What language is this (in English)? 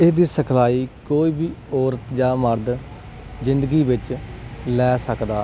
Punjabi